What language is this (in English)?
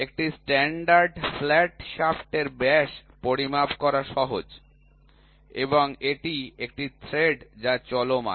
Bangla